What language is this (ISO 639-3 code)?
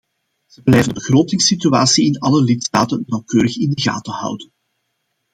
nld